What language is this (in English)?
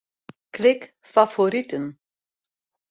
Western Frisian